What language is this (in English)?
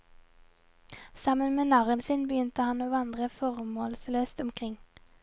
Norwegian